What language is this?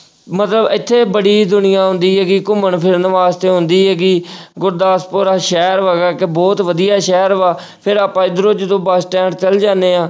Punjabi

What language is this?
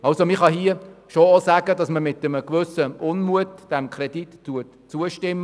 Swiss German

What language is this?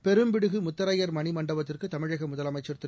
Tamil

